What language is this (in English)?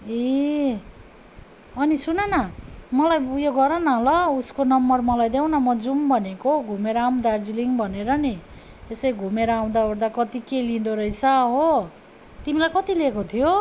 Nepali